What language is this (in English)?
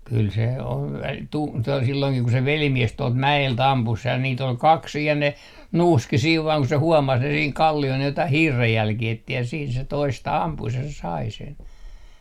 Finnish